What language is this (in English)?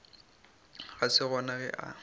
Northern Sotho